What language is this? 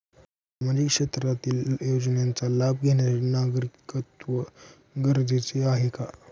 Marathi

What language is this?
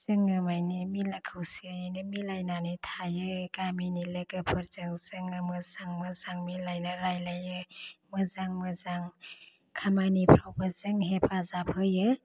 Bodo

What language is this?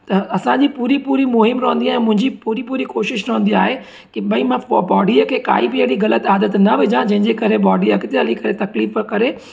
Sindhi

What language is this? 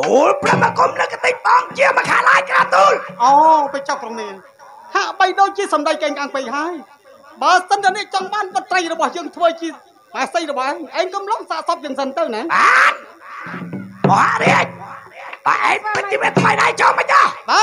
Thai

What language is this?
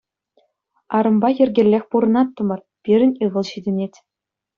Chuvash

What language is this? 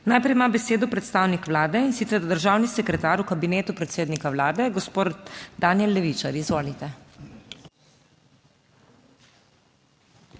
Slovenian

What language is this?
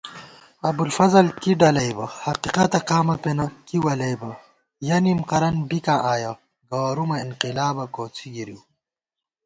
Gawar-Bati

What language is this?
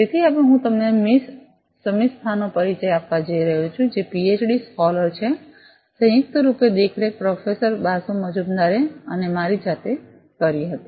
Gujarati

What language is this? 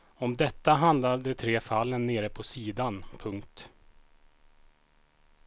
Swedish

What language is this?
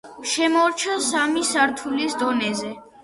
Georgian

